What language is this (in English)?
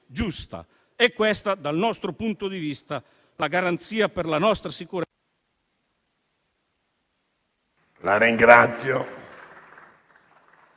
Italian